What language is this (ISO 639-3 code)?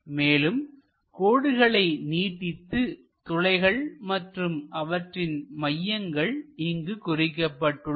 tam